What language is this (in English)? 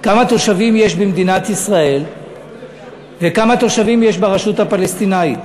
Hebrew